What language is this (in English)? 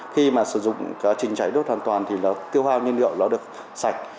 Vietnamese